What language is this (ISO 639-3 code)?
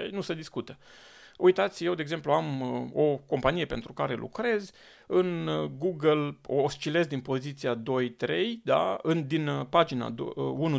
ron